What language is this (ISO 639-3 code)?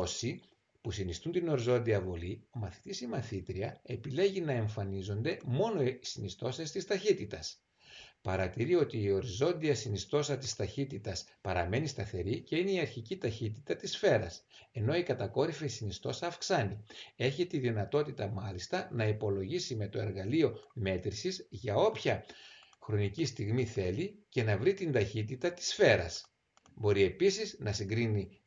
ell